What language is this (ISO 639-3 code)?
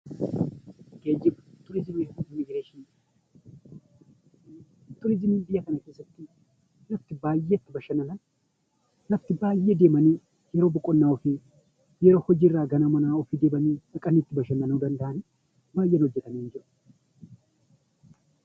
orm